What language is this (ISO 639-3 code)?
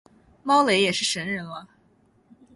zho